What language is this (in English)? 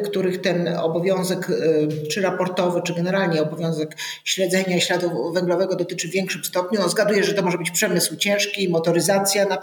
Polish